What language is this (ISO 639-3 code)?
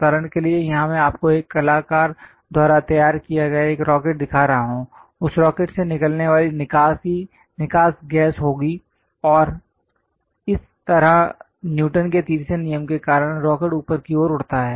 hin